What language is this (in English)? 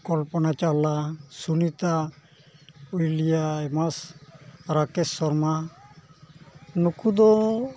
Santali